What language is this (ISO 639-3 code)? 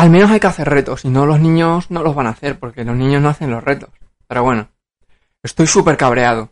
spa